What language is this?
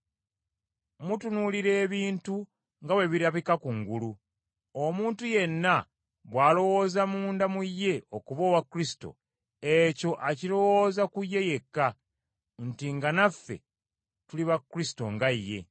Ganda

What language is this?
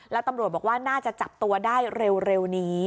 Thai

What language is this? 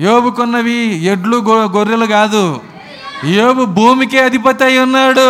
Telugu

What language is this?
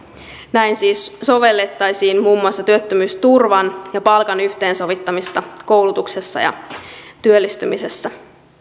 Finnish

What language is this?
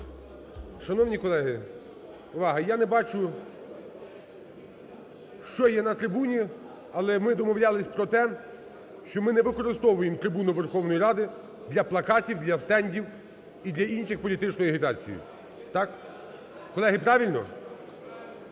Ukrainian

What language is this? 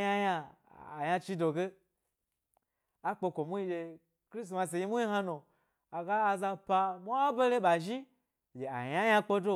Gbari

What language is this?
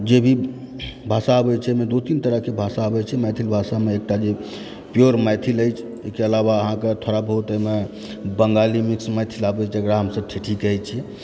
Maithili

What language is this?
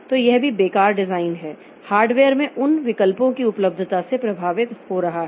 Hindi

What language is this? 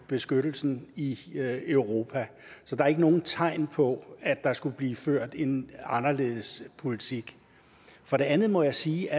Danish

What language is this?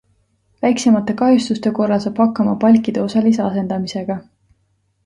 Estonian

